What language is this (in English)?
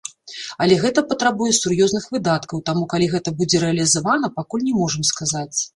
Belarusian